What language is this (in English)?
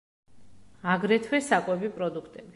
Georgian